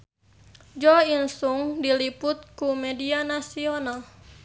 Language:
Sundanese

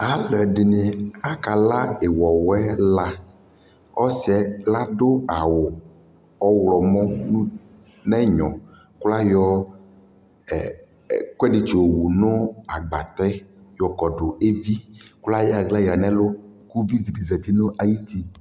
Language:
Ikposo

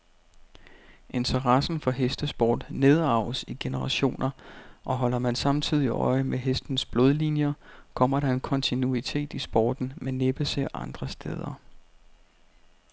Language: Danish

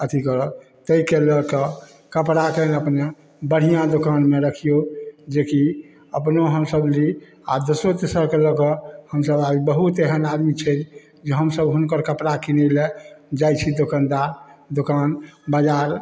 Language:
Maithili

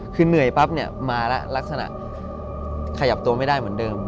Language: Thai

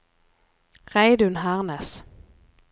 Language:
Norwegian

